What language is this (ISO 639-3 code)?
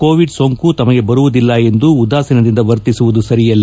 kan